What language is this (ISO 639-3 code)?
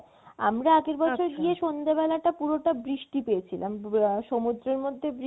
ben